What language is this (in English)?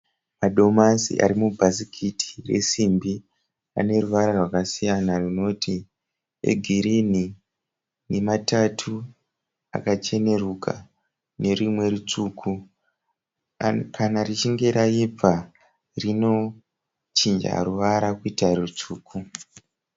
Shona